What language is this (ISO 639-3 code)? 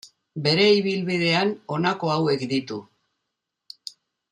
eus